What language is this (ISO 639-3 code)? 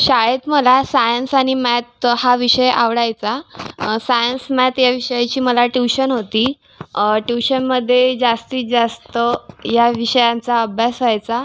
mar